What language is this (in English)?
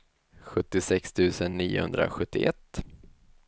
Swedish